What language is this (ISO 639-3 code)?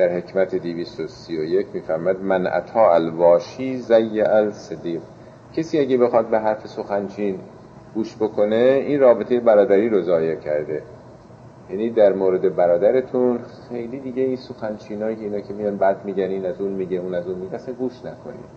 fas